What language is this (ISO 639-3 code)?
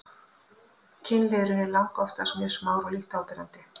isl